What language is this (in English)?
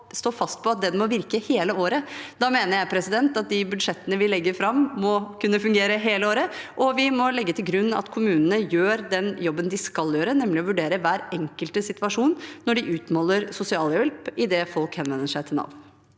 Norwegian